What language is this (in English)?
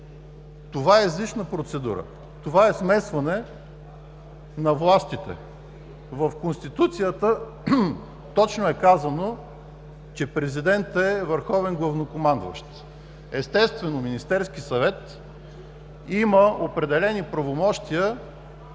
Bulgarian